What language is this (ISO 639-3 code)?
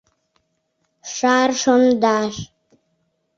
chm